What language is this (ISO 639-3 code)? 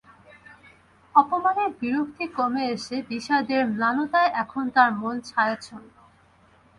ben